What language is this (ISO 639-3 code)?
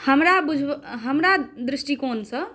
mai